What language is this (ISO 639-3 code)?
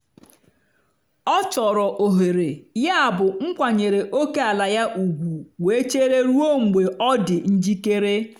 ibo